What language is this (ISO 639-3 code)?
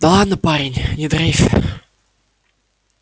rus